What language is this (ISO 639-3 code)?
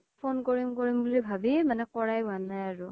asm